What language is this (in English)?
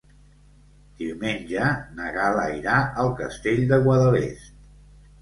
Catalan